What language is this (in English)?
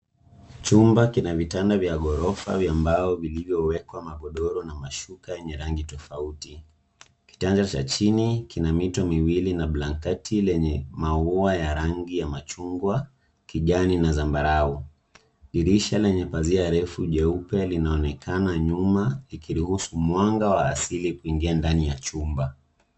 Swahili